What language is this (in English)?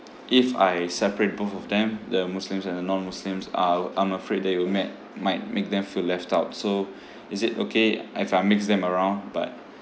English